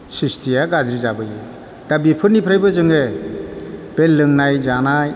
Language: Bodo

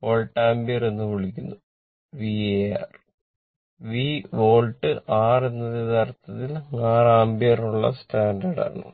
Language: Malayalam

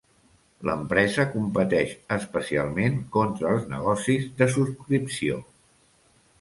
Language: Catalan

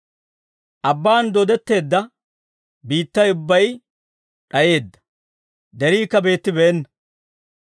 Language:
Dawro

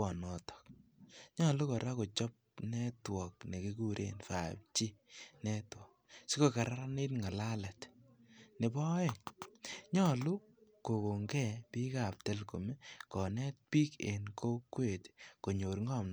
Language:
Kalenjin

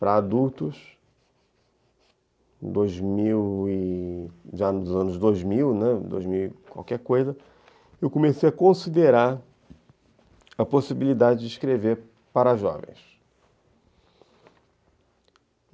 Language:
Portuguese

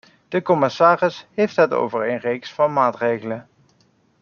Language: Dutch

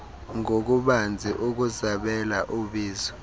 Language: Xhosa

